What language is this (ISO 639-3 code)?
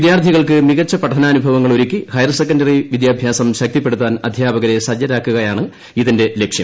mal